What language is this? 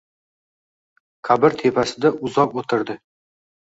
Uzbek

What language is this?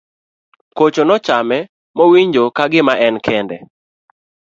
Luo (Kenya and Tanzania)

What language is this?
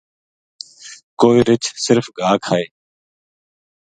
Gujari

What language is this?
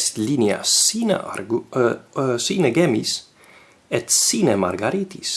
Latin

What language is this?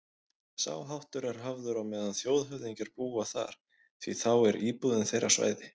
Icelandic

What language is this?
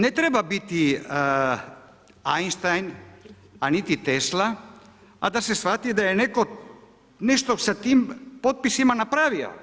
Croatian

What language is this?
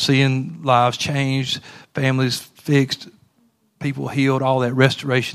English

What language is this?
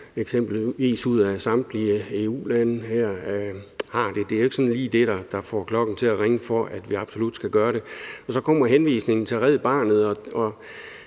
Danish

